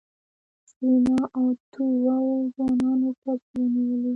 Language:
Pashto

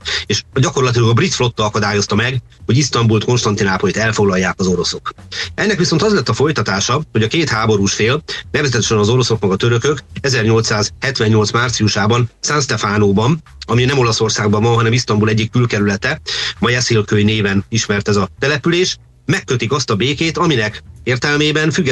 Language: Hungarian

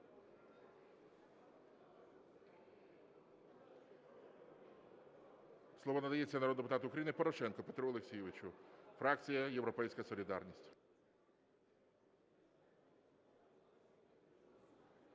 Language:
Ukrainian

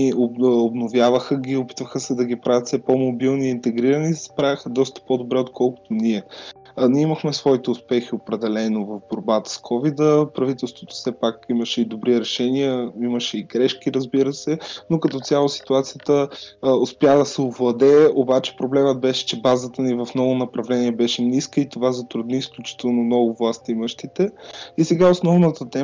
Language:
Bulgarian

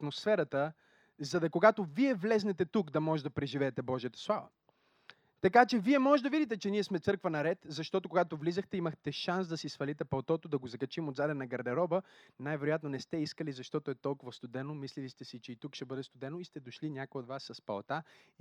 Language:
Bulgarian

